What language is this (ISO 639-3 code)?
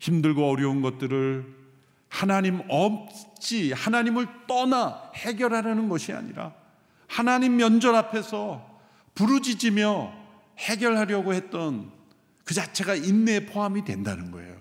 kor